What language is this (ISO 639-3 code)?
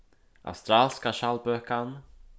fao